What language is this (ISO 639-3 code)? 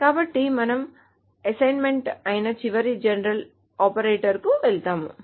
tel